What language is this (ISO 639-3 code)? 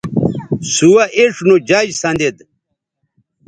btv